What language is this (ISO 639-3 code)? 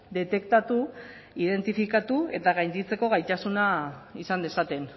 eus